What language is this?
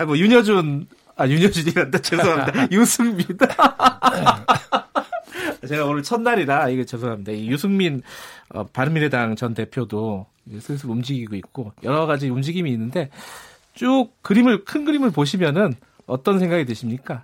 Korean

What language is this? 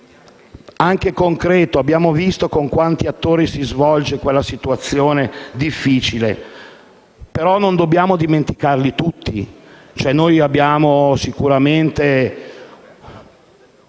Italian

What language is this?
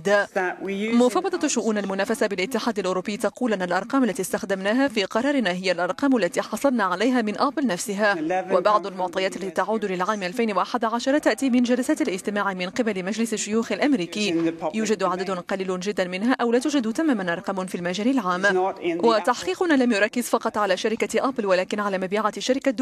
Arabic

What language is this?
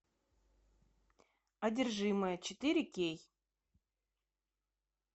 Russian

